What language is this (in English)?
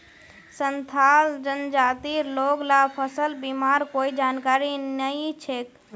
Magahi